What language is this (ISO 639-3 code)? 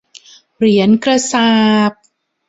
tha